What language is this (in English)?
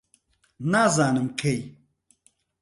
Central Kurdish